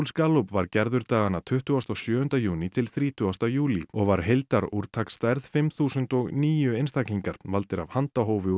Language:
Icelandic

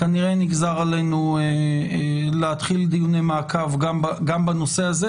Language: Hebrew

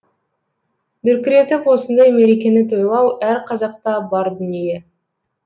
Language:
Kazakh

